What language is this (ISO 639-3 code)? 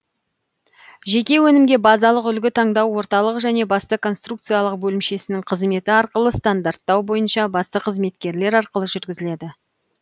kaz